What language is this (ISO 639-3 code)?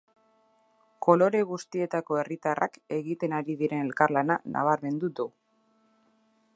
eus